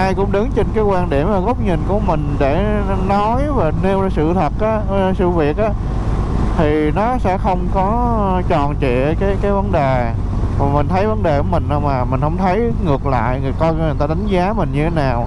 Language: Vietnamese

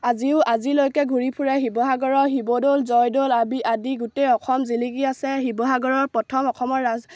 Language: Assamese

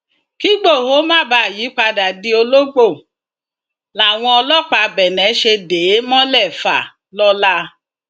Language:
Yoruba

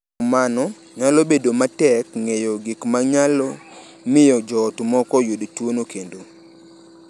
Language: Luo (Kenya and Tanzania)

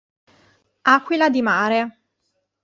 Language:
Italian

